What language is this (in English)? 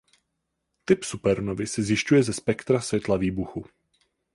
Czech